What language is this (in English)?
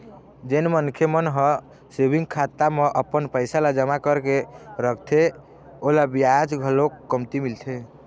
Chhattisgarhi